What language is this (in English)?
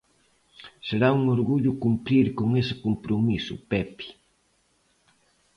Galician